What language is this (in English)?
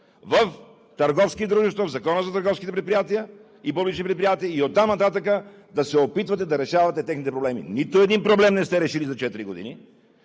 Bulgarian